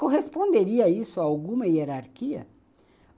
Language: Portuguese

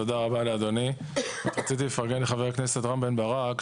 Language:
Hebrew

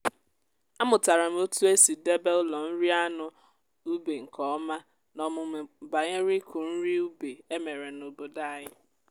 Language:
Igbo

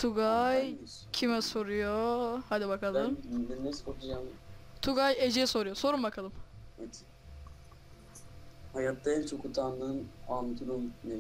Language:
Turkish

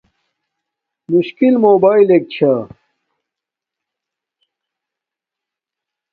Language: Domaaki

